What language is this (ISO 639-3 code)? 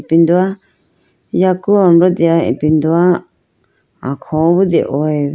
clk